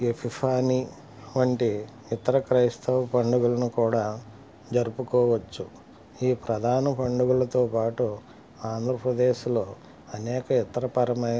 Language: Telugu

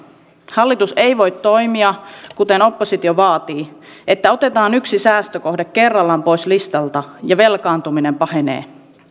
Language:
Finnish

